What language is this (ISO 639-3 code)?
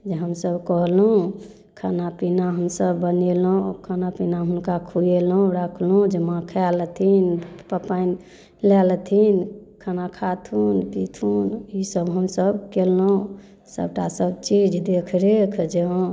mai